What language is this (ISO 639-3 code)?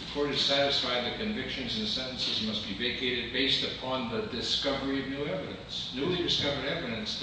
eng